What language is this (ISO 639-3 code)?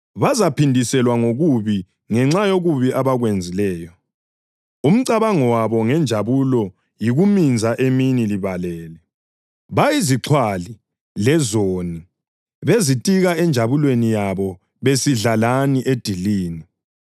nde